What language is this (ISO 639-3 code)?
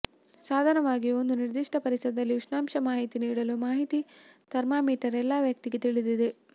kan